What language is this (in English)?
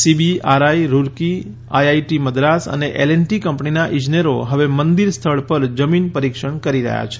Gujarati